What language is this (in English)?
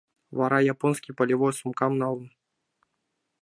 Mari